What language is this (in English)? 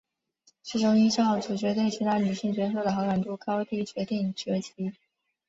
Chinese